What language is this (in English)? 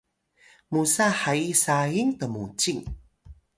Atayal